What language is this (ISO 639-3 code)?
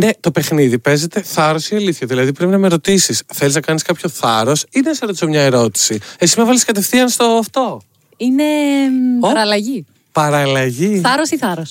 ell